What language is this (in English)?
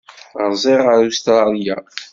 Kabyle